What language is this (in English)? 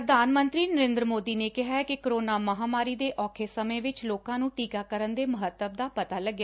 Punjabi